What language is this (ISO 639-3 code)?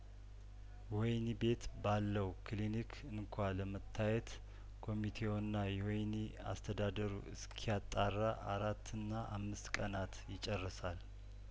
amh